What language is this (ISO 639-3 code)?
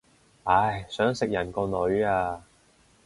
yue